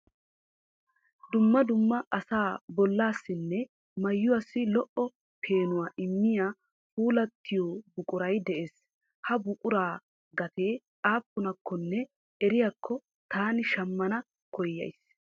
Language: Wolaytta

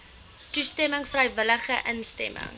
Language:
Afrikaans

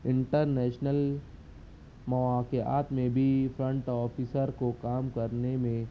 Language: Urdu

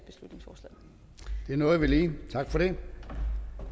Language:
Danish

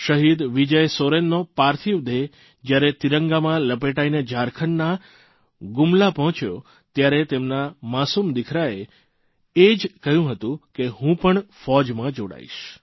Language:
Gujarati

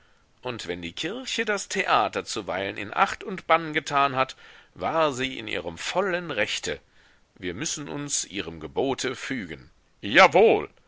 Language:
German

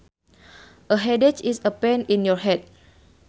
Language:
Sundanese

